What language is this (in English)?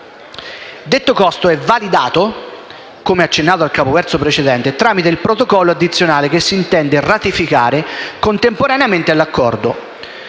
Italian